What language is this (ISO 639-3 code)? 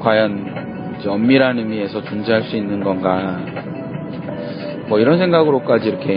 kor